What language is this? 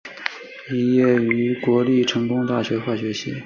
Chinese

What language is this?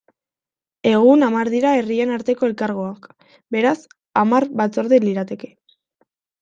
Basque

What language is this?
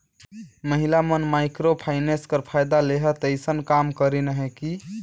Chhattisgarhi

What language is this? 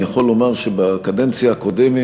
Hebrew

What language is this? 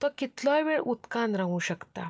Konkani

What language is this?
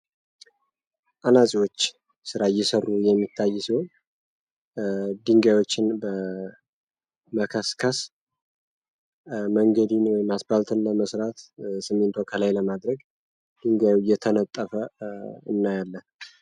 Amharic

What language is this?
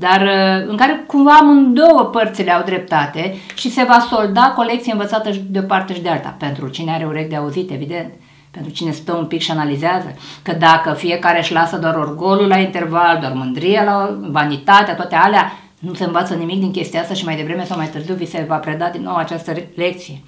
Romanian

